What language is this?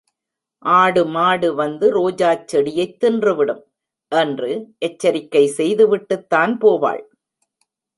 Tamil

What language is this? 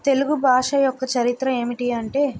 Telugu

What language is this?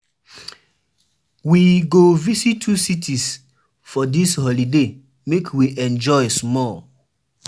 Nigerian Pidgin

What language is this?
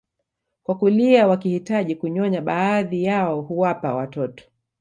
Swahili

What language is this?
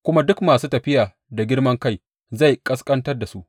Hausa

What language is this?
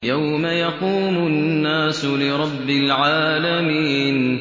Arabic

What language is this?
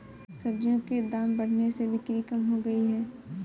Hindi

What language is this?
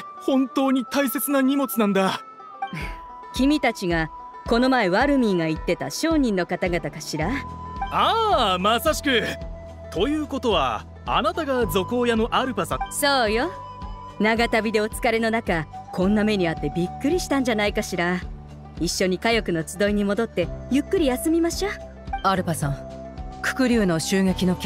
Japanese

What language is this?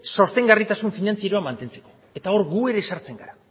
Basque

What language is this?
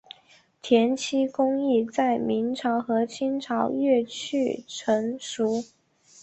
Chinese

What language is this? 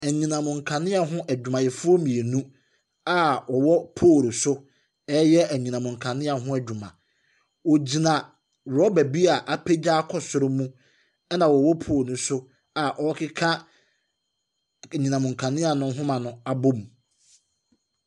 Akan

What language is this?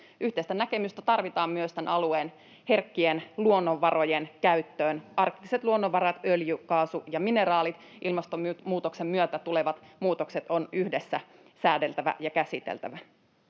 Finnish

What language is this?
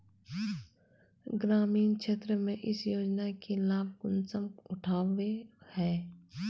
Magahi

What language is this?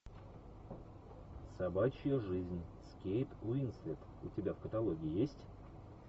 Russian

